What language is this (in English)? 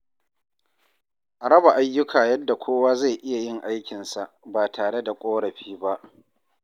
Hausa